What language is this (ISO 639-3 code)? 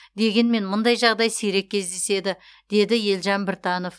kaz